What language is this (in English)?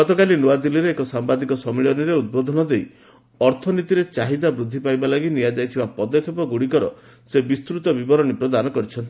Odia